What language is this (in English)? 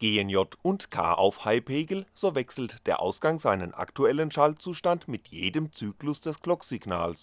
German